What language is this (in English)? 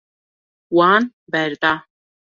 Kurdish